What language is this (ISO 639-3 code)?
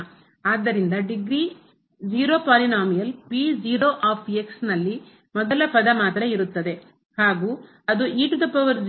kan